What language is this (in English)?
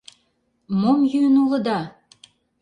Mari